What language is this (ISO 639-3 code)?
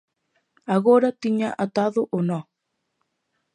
glg